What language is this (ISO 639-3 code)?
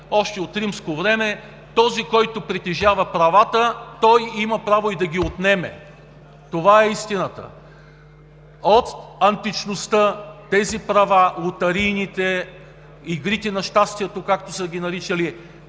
bul